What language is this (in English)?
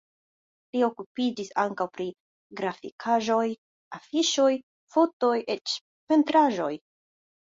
Esperanto